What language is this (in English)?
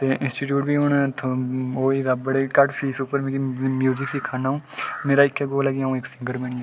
Dogri